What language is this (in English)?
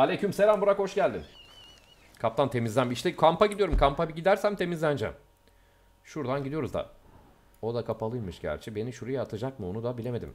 Turkish